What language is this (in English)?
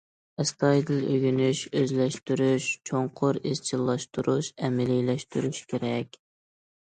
Uyghur